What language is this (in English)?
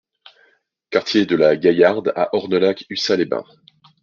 French